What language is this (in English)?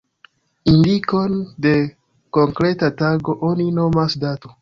Esperanto